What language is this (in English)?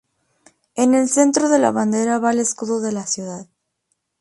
Spanish